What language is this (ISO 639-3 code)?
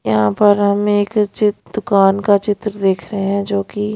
hin